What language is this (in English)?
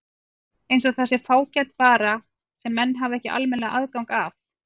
Icelandic